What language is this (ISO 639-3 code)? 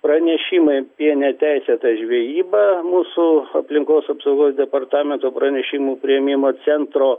lit